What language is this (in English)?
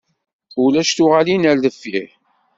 Kabyle